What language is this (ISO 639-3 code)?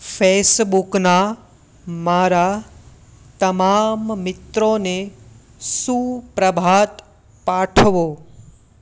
guj